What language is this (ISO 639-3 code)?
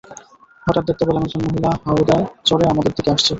ben